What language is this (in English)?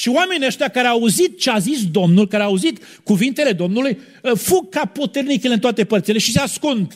Romanian